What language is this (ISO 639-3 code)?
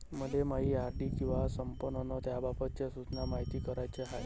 mar